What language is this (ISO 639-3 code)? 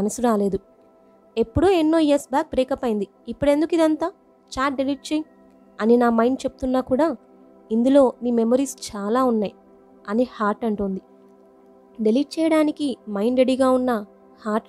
tel